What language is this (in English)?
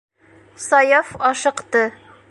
Bashkir